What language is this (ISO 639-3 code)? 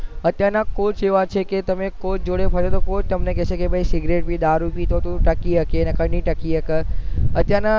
guj